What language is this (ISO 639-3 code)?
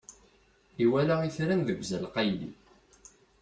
kab